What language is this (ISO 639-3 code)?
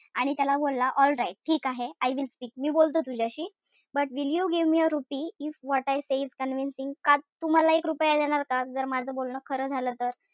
mar